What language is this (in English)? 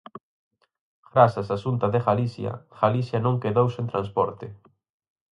Galician